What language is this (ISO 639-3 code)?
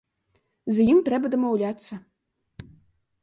bel